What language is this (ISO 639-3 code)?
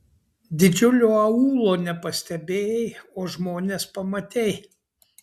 lit